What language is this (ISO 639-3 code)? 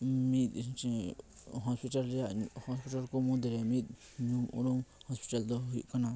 sat